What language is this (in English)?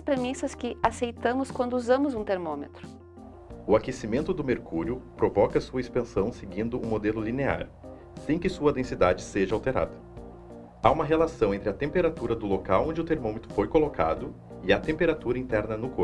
Portuguese